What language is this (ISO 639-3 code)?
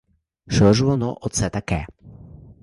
ukr